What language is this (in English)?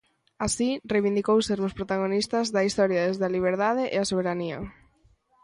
Galician